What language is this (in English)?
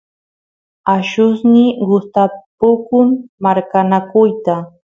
Santiago del Estero Quichua